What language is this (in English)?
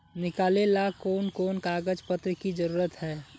Magahi